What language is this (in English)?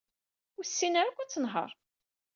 Kabyle